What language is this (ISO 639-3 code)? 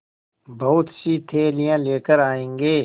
hin